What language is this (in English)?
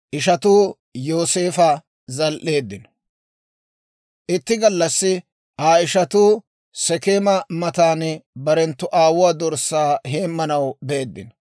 Dawro